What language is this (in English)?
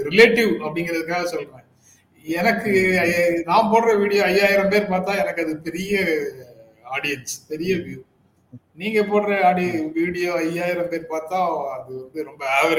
Tamil